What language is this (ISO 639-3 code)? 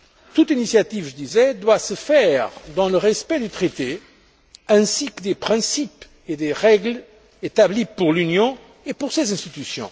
fra